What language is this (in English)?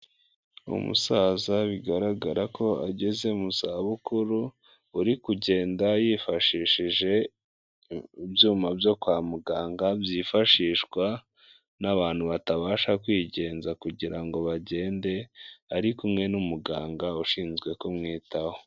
Kinyarwanda